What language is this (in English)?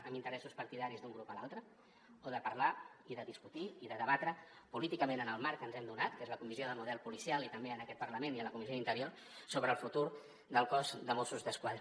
Catalan